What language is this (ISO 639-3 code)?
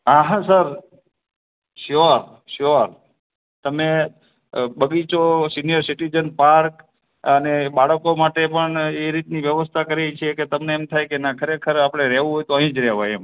guj